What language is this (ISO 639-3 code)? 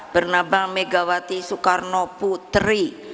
ind